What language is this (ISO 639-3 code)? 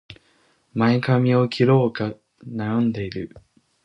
jpn